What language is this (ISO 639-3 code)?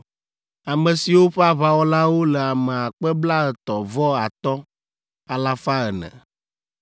ewe